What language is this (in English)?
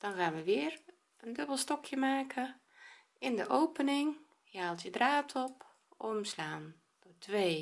Dutch